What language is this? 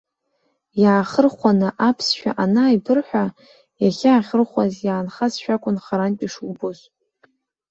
Abkhazian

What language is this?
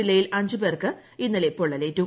Malayalam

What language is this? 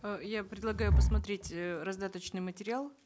Kazakh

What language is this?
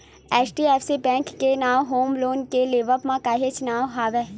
Chhattisgarhi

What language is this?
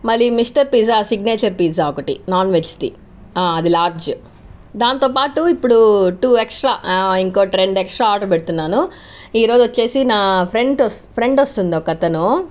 Telugu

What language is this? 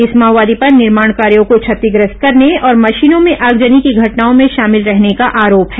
Hindi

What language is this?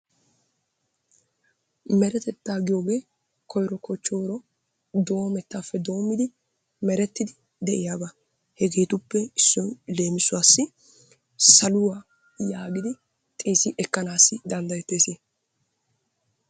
Wolaytta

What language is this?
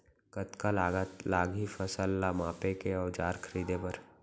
Chhattisgarhi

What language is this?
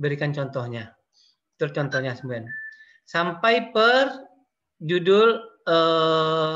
Indonesian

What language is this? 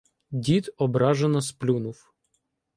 Ukrainian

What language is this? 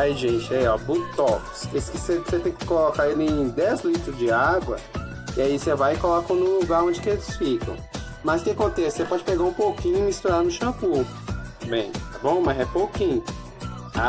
Portuguese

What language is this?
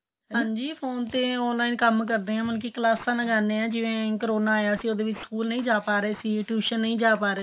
Punjabi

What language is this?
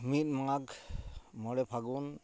Santali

